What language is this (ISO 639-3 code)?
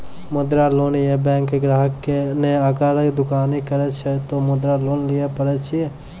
mai